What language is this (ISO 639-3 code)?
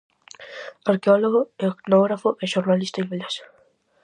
glg